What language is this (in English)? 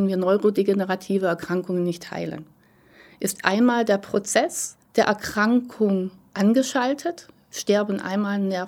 German